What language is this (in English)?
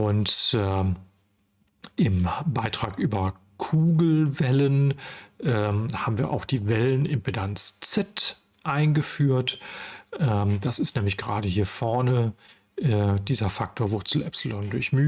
German